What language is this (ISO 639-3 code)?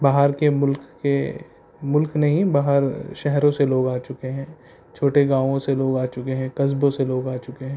urd